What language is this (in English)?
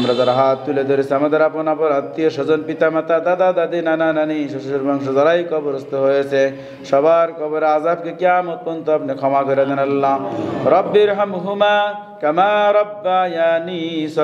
Arabic